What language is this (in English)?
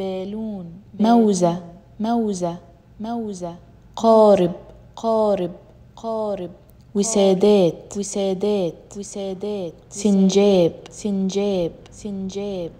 Arabic